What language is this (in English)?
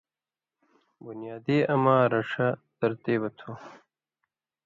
Indus Kohistani